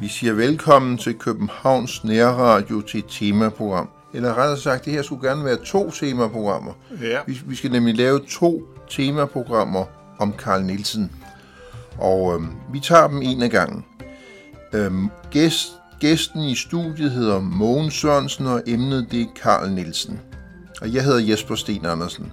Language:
Danish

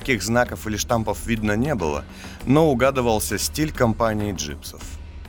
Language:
Russian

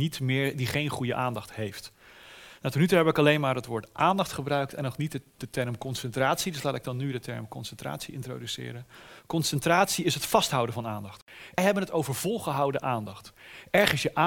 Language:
Dutch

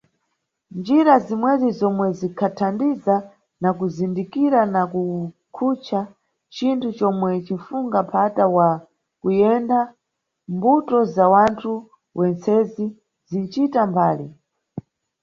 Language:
Nyungwe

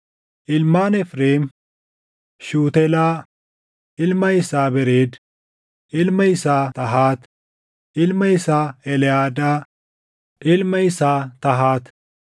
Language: Oromo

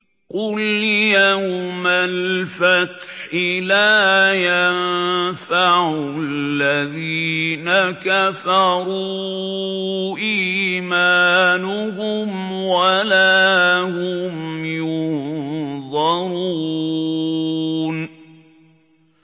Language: Arabic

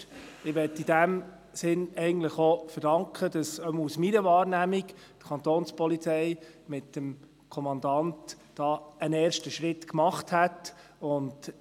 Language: Swiss German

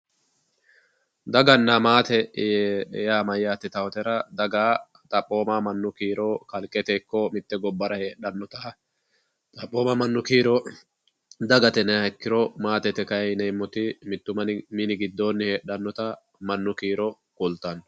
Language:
Sidamo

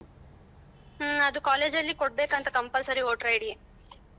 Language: Kannada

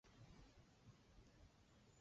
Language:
Chinese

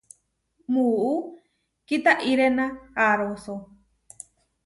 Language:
Huarijio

